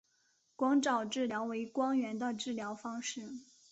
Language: Chinese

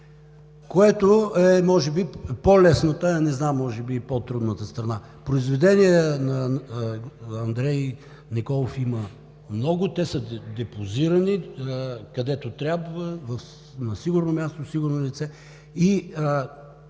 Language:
Bulgarian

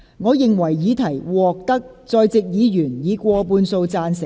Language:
Cantonese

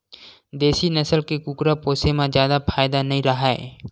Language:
Chhattisgarhi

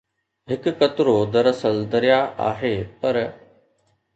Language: Sindhi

